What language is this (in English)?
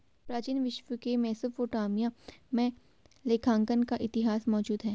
Hindi